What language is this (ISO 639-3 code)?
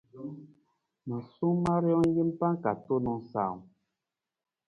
nmz